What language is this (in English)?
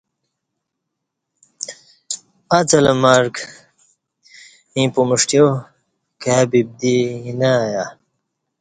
Kati